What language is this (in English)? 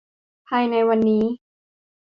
Thai